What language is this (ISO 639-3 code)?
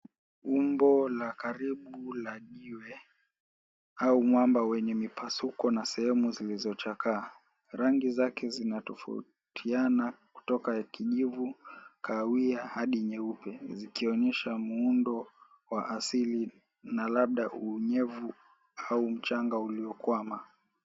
swa